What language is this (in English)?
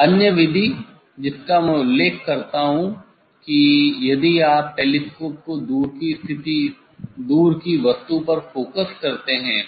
Hindi